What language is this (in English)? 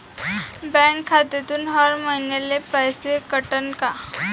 Marathi